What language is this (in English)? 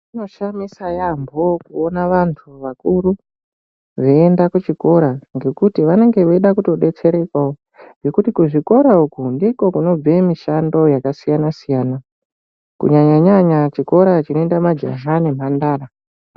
Ndau